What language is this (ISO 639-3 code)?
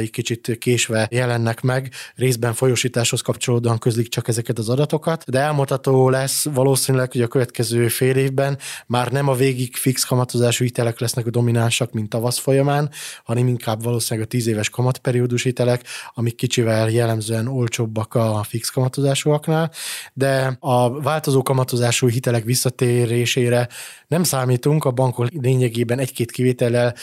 hun